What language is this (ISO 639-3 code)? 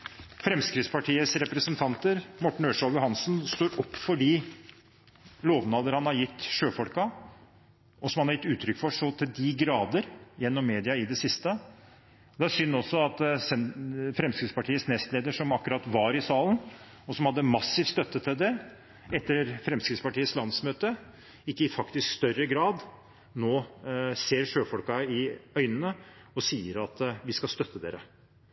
nob